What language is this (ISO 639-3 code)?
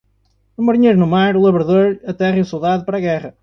por